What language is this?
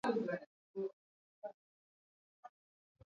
Swahili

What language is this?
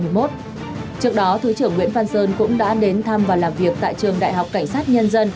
Vietnamese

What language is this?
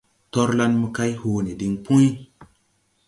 Tupuri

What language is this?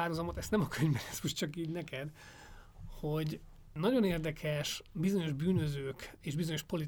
Hungarian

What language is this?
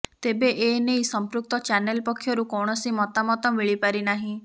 Odia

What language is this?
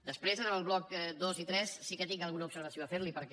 Catalan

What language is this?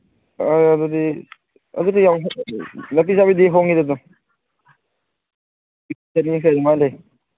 Manipuri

